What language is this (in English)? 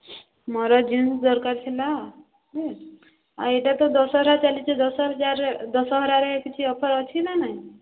Odia